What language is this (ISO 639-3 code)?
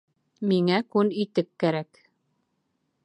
bak